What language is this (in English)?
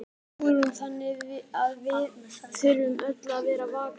Icelandic